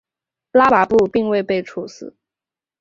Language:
Chinese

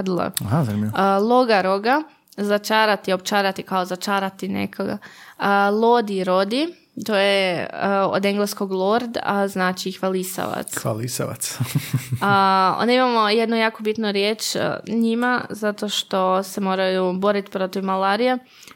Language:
Croatian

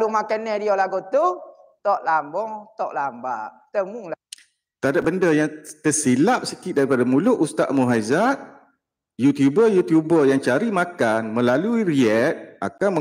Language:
Malay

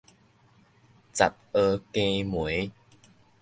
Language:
Min Nan Chinese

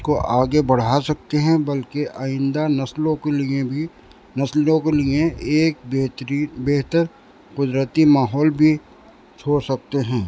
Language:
Urdu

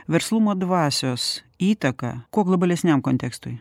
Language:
Lithuanian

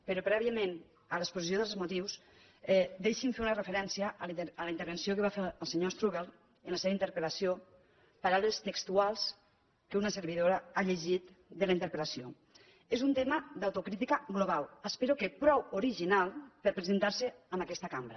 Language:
Catalan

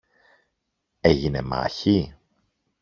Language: Greek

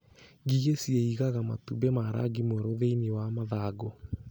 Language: Kikuyu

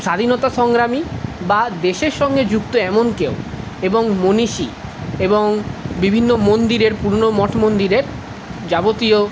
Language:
Bangla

